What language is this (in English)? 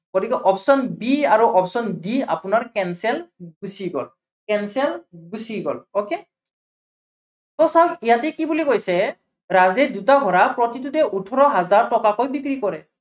Assamese